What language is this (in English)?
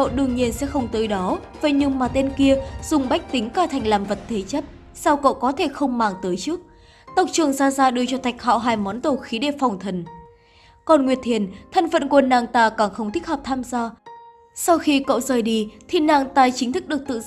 Vietnamese